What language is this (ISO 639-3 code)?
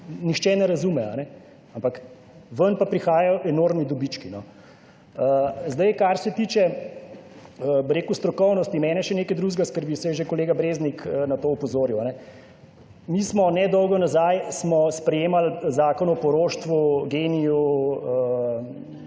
slv